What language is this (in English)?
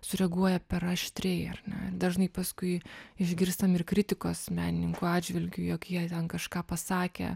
Lithuanian